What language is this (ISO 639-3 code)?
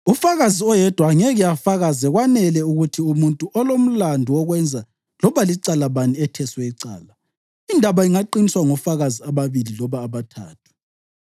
nde